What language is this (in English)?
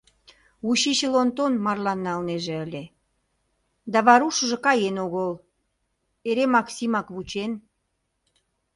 Mari